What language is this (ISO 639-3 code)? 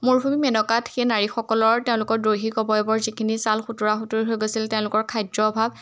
asm